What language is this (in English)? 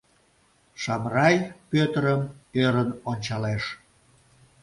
Mari